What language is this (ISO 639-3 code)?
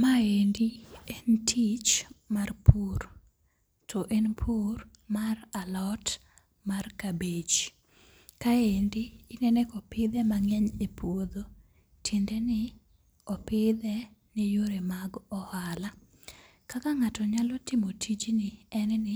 luo